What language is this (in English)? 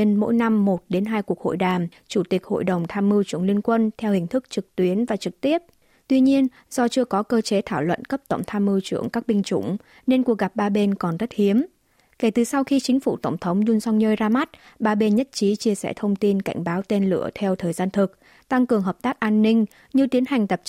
Vietnamese